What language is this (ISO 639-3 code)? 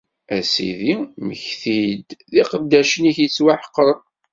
kab